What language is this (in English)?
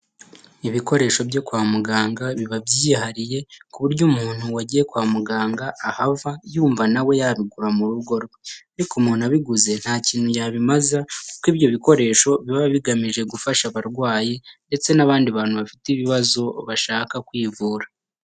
Kinyarwanda